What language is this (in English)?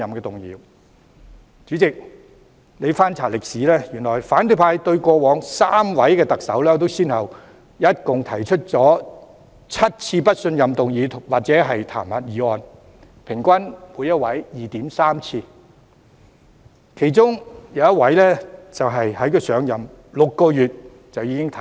Cantonese